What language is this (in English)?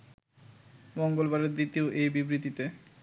Bangla